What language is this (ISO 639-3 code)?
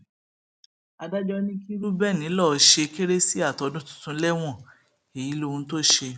yor